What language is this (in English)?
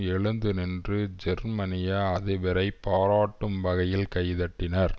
Tamil